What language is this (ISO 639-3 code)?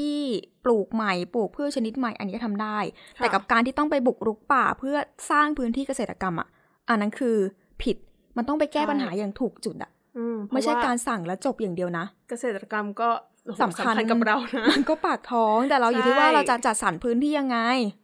tha